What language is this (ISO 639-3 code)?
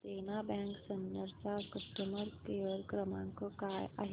mar